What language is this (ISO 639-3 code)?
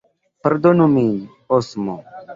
epo